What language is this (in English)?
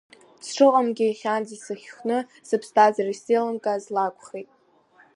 Abkhazian